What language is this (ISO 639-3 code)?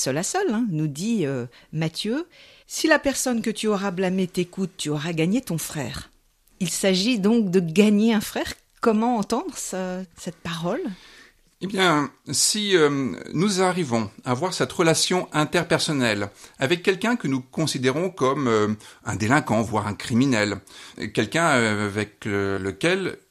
fra